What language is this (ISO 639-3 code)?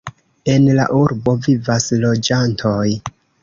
epo